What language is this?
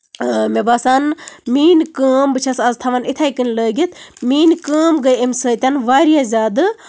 Kashmiri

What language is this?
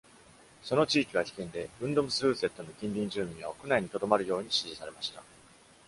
Japanese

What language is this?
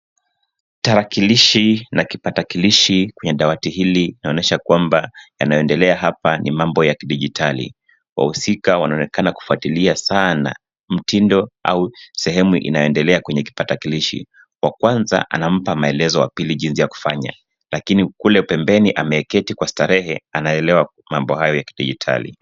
Swahili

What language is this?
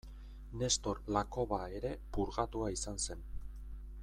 Basque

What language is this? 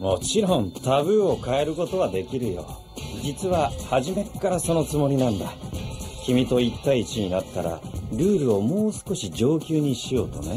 Japanese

